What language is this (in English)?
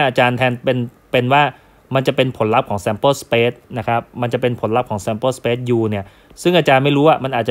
Thai